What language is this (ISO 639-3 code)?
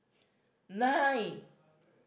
eng